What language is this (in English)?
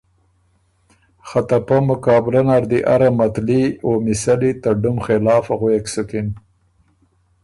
Ormuri